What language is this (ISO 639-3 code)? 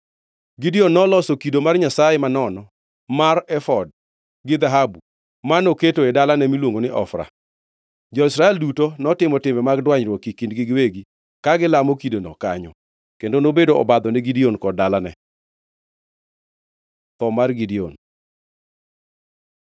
luo